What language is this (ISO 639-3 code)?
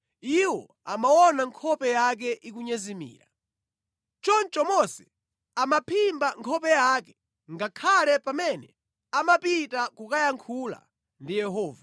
nya